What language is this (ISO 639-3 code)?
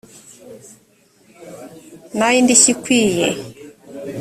kin